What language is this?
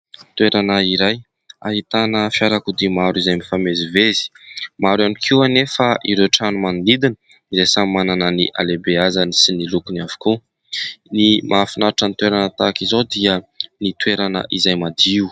Malagasy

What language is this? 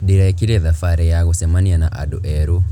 Kikuyu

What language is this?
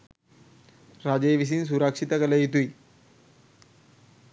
Sinhala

